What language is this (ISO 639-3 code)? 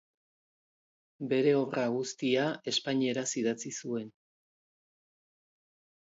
eus